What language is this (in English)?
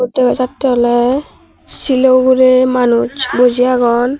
Chakma